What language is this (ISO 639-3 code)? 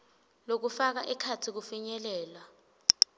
ssw